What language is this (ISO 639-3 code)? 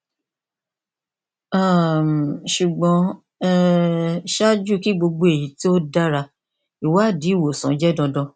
yor